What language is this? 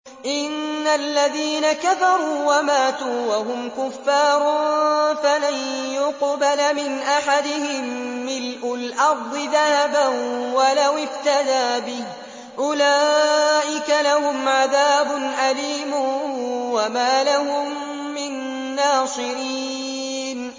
Arabic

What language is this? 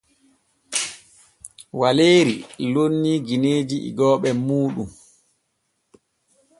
Borgu Fulfulde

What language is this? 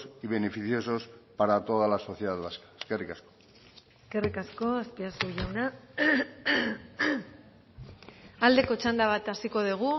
Basque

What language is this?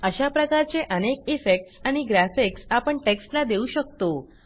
Marathi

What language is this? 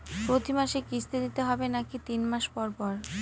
Bangla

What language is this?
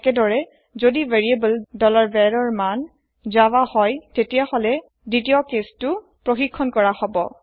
Assamese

